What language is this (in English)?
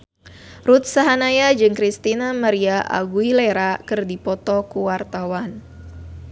Sundanese